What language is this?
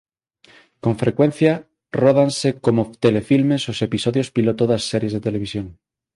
Galician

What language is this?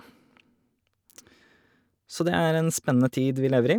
Norwegian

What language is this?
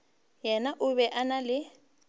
Northern Sotho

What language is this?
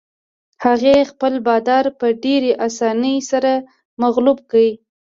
Pashto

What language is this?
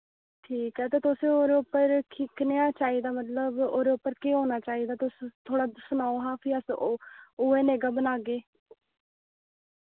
Dogri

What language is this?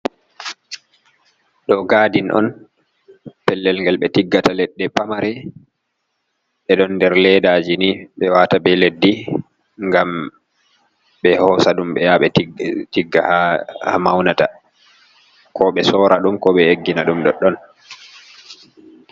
Fula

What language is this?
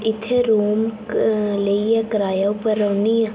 Dogri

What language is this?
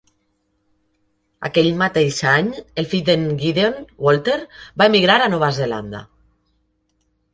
Catalan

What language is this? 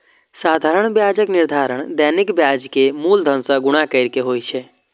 Maithili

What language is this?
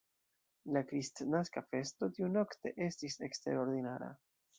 Esperanto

